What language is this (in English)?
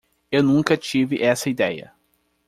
Portuguese